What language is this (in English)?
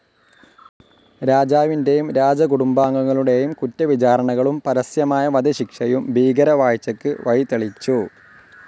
Malayalam